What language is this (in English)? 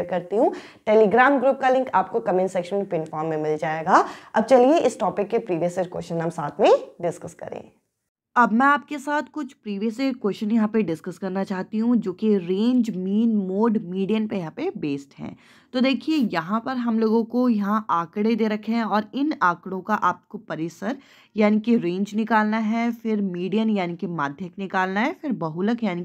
Hindi